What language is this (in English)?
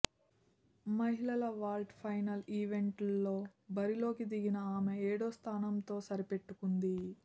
Telugu